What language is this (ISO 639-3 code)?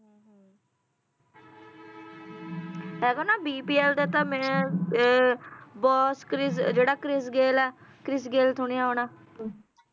pan